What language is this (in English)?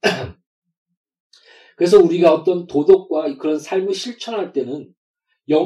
Korean